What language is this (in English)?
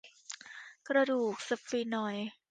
Thai